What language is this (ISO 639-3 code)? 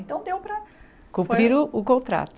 por